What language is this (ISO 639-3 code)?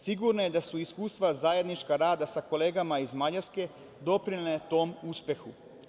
srp